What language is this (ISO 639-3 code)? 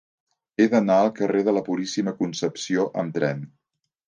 cat